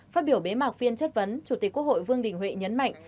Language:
Vietnamese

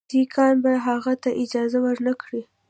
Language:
Pashto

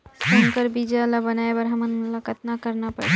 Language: Chhattisgarhi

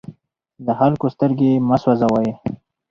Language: Pashto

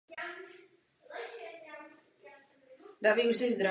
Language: Czech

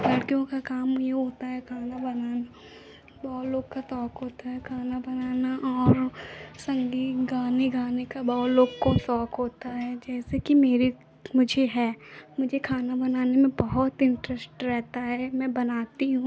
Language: Hindi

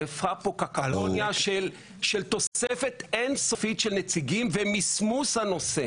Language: Hebrew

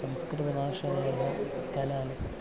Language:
Sanskrit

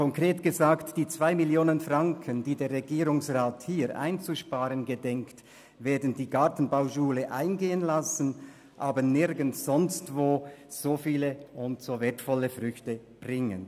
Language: Swiss German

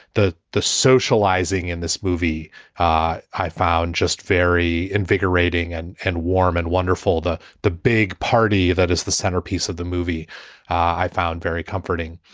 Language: English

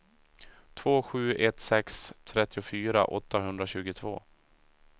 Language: Swedish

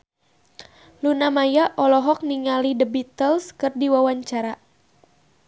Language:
Sundanese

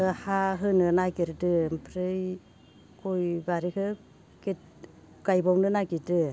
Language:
Bodo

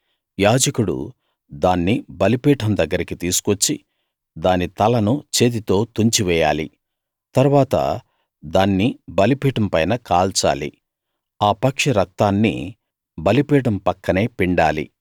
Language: Telugu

